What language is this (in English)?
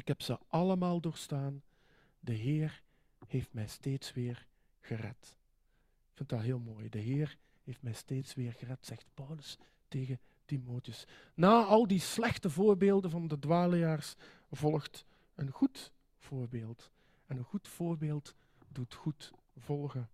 Dutch